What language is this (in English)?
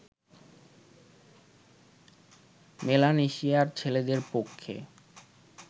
Bangla